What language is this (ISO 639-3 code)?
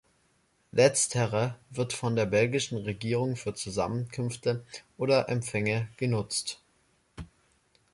deu